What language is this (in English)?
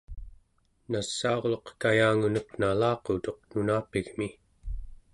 Central Yupik